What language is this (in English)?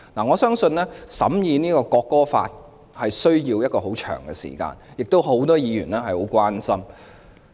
Cantonese